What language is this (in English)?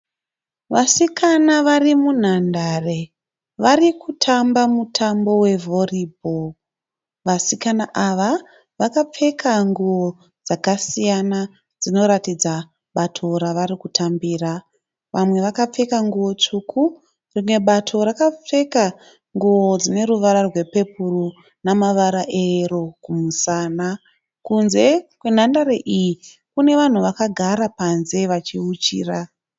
Shona